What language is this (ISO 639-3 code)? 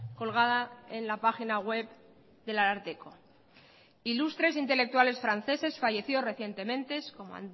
spa